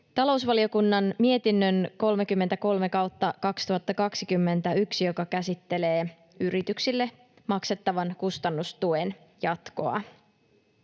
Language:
Finnish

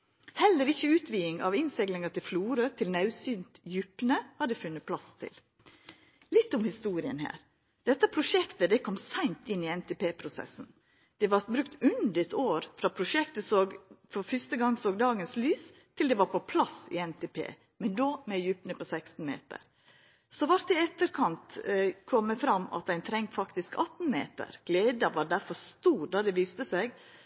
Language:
Norwegian Nynorsk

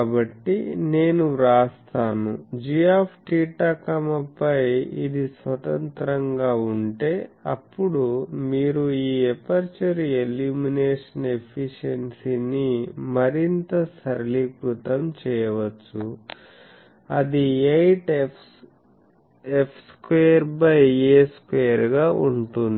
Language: Telugu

